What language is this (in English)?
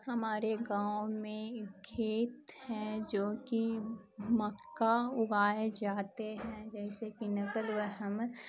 Urdu